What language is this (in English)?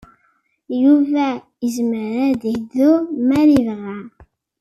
Kabyle